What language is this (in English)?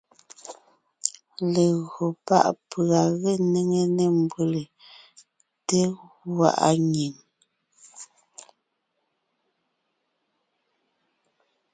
Ngiemboon